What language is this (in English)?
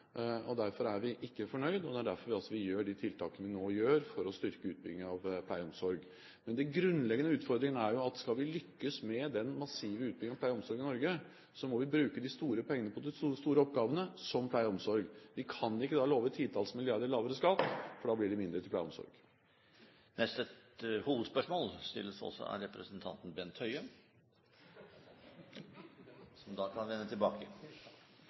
Norwegian